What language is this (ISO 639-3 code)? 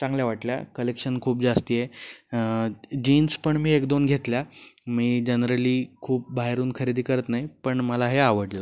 mar